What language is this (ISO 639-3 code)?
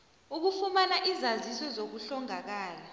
nbl